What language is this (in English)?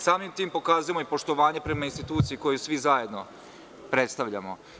Serbian